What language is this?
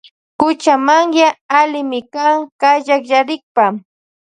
Loja Highland Quichua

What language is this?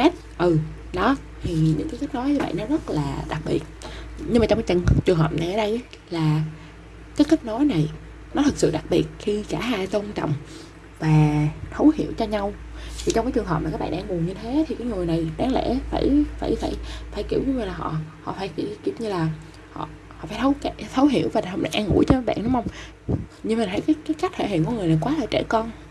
Vietnamese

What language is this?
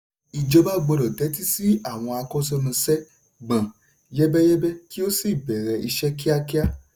Yoruba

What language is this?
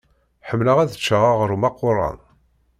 Kabyle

